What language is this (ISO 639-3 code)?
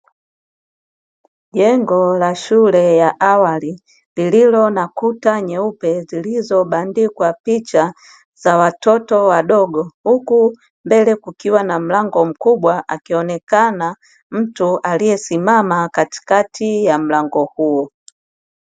swa